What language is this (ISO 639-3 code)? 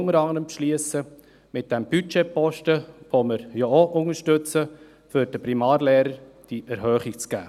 gsw